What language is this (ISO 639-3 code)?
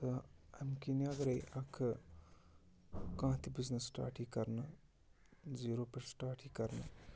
kas